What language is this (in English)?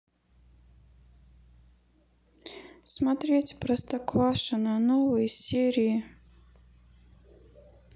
Russian